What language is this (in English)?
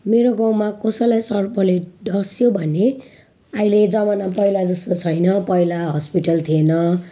Nepali